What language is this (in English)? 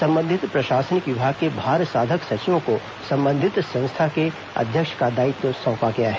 Hindi